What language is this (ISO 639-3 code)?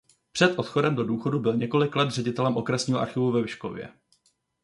ces